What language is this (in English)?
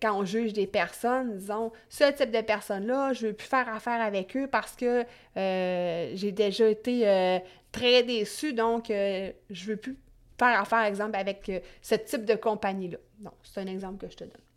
French